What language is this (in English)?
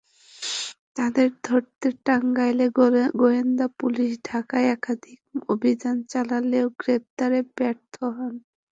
Bangla